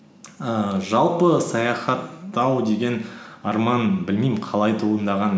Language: Kazakh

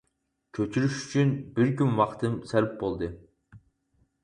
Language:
Uyghur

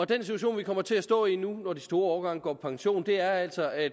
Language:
Danish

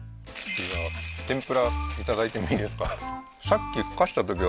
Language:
Japanese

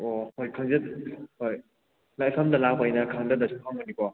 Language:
Manipuri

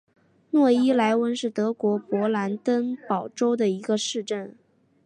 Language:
Chinese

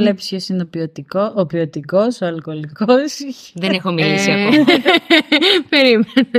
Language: Greek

